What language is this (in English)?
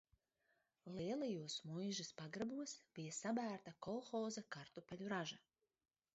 Latvian